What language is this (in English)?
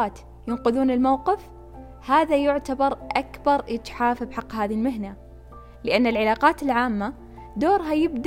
Arabic